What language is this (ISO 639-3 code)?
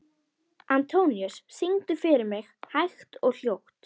isl